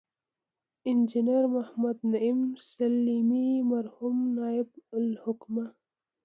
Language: Pashto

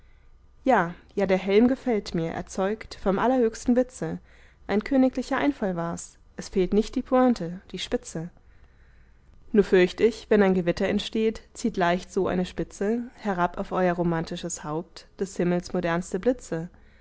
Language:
German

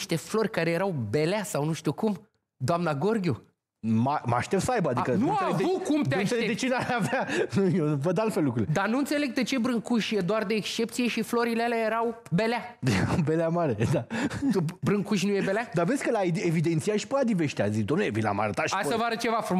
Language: Romanian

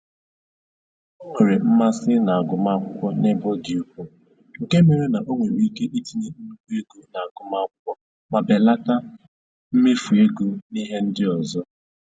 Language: Igbo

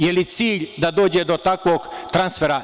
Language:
Serbian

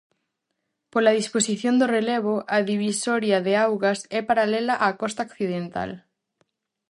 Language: Galician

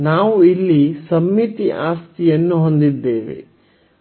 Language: Kannada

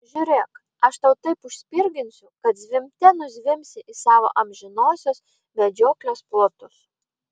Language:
Lithuanian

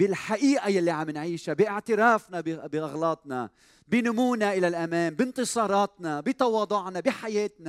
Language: Arabic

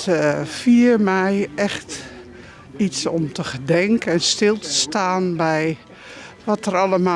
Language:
Dutch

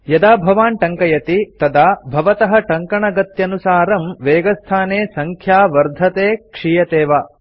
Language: Sanskrit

